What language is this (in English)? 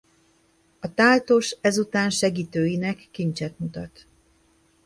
Hungarian